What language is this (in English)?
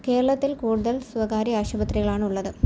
Malayalam